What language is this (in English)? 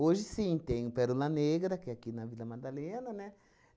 Portuguese